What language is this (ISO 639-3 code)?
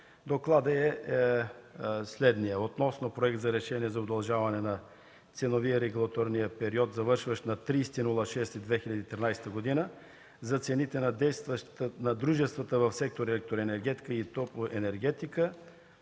bul